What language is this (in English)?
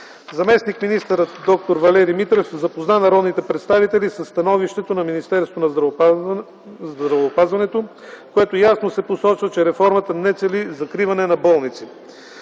Bulgarian